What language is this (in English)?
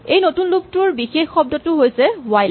Assamese